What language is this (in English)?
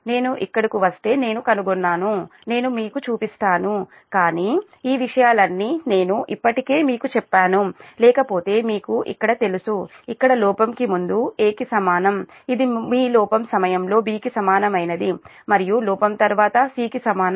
Telugu